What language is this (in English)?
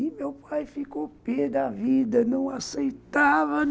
Portuguese